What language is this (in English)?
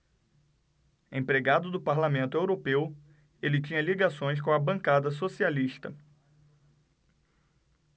Portuguese